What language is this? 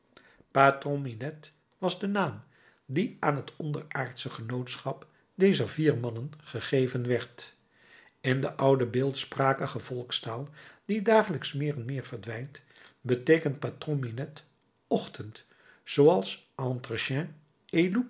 Dutch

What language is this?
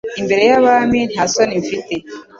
Kinyarwanda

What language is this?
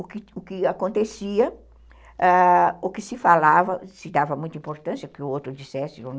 Portuguese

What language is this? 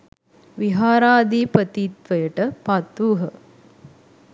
Sinhala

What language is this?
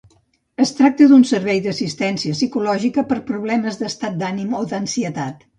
Catalan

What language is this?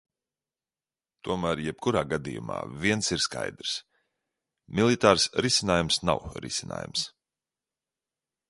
Latvian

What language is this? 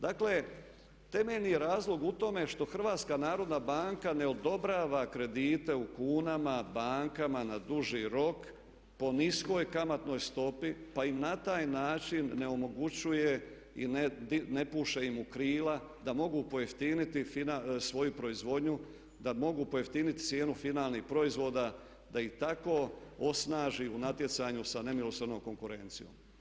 Croatian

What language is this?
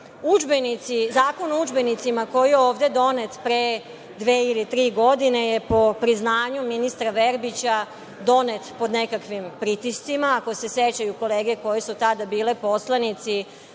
Serbian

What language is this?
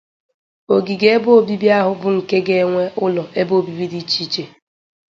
Igbo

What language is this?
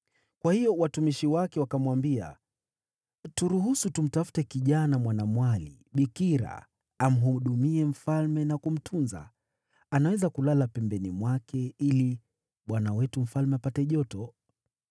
Swahili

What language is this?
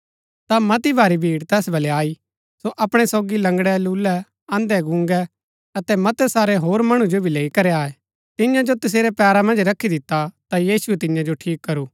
Gaddi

